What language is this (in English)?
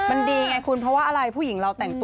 Thai